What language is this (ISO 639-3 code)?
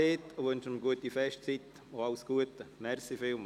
gsw